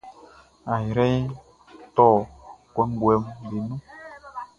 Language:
Baoulé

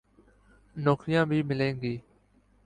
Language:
Urdu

